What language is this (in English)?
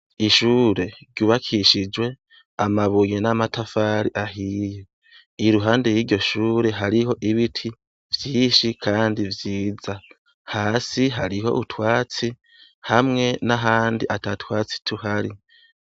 Rundi